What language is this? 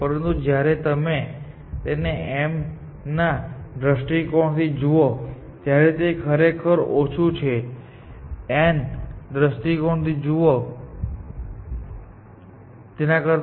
Gujarati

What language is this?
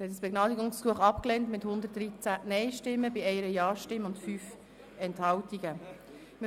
Swiss German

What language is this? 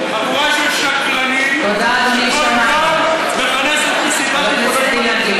Hebrew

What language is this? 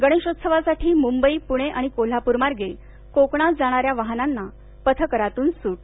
Marathi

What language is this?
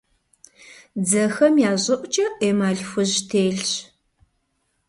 Kabardian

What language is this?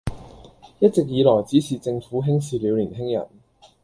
Cantonese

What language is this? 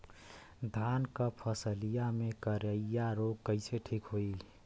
Bhojpuri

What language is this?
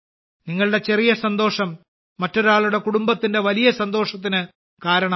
Malayalam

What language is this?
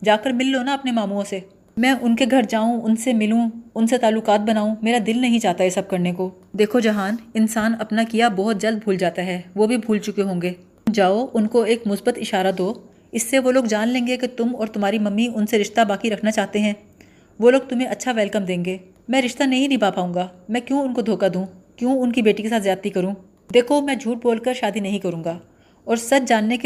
Urdu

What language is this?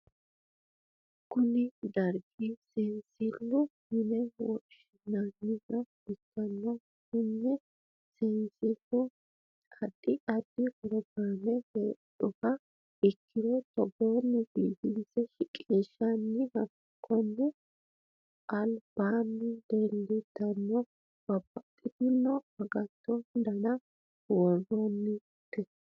Sidamo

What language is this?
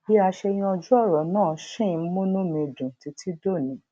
Yoruba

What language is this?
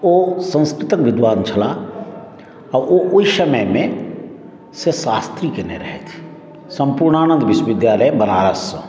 Maithili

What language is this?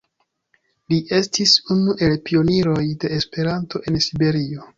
Esperanto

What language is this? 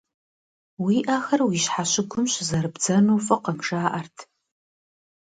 Kabardian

